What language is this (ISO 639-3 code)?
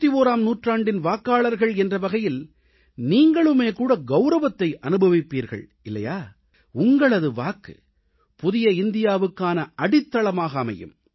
tam